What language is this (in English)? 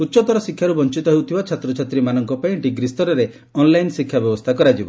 Odia